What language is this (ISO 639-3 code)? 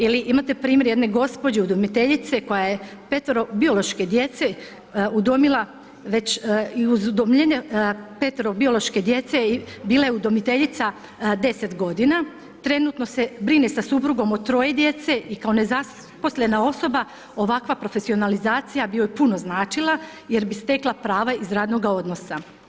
hrv